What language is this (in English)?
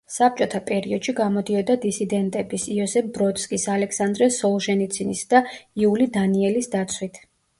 Georgian